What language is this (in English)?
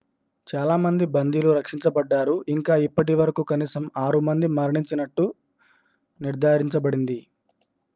Telugu